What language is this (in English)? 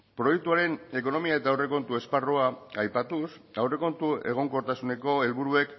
Basque